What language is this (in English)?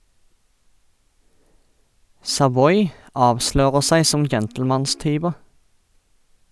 Norwegian